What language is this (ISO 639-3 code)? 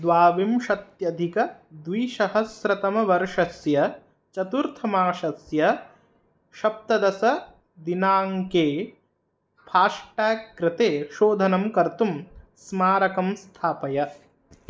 san